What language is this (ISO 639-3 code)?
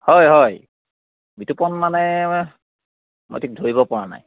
asm